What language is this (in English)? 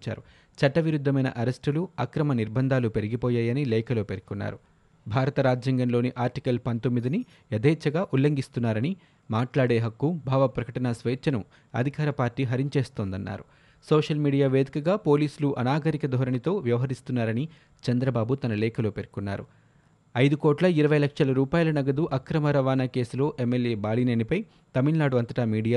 Telugu